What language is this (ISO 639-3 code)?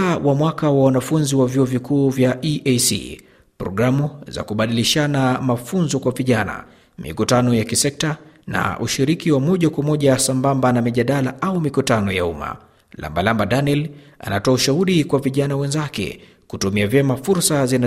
swa